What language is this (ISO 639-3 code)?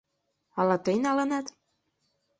chm